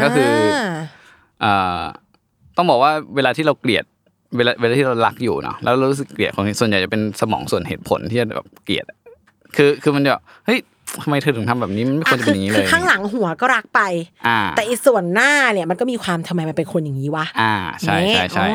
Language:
Thai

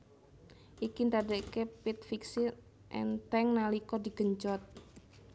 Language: Javanese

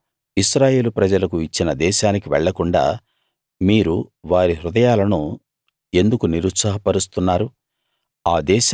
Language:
Telugu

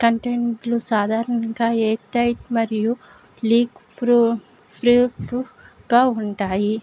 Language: Telugu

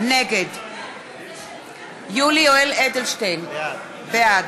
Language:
Hebrew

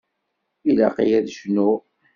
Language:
Kabyle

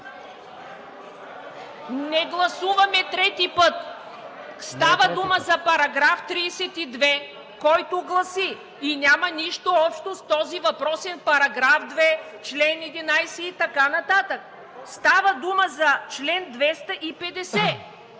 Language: Bulgarian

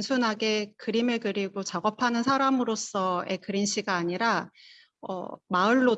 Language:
Korean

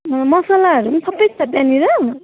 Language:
Nepali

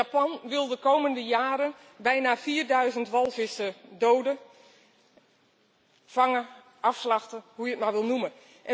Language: Dutch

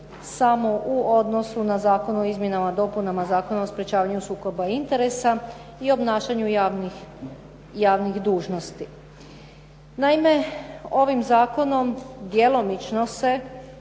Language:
Croatian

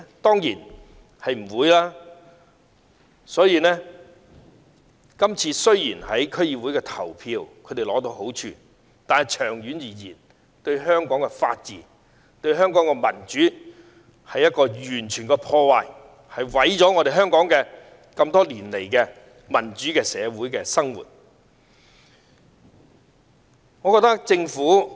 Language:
Cantonese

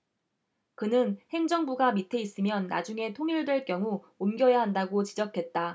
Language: Korean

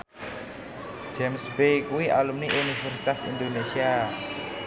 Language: Javanese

